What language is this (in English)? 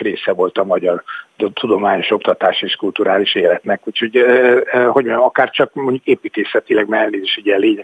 Hungarian